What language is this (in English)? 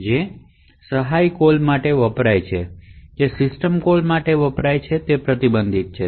Gujarati